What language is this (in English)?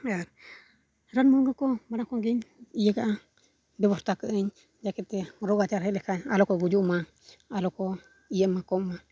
Santali